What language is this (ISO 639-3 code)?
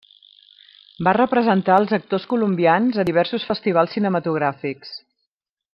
cat